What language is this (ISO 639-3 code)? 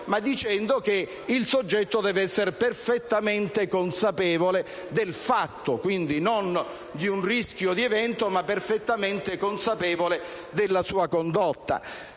ita